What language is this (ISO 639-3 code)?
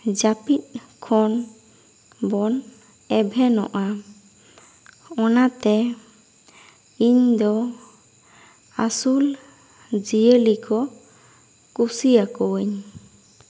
sat